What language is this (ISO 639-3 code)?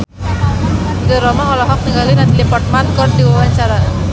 sun